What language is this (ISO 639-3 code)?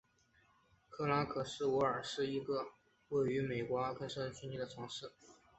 zho